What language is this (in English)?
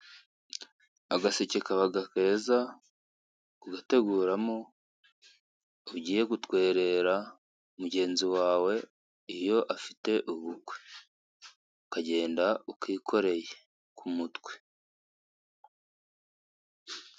Kinyarwanda